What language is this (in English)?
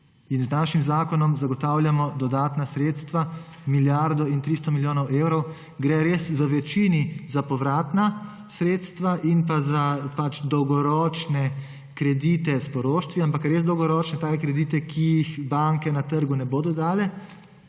Slovenian